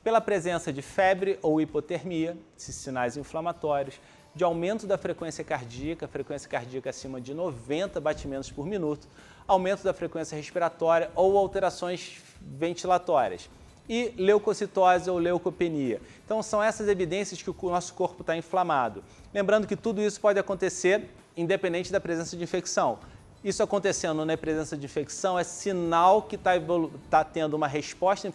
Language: Portuguese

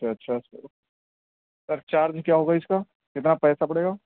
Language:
Urdu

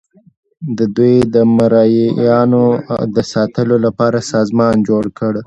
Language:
Pashto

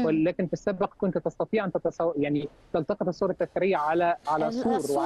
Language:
Arabic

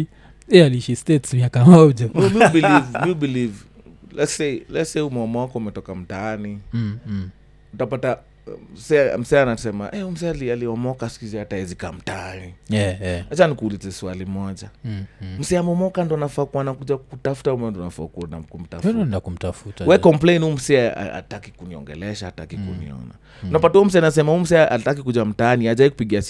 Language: Swahili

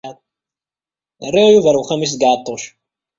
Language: Kabyle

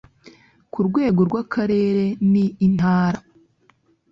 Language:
Kinyarwanda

